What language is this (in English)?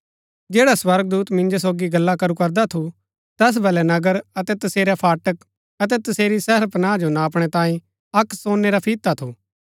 Gaddi